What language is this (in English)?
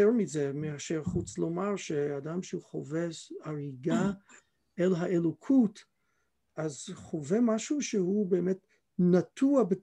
Hebrew